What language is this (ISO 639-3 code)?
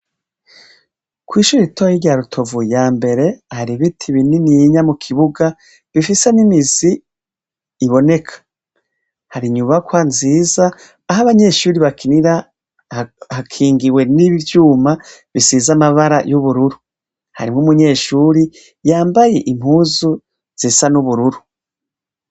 run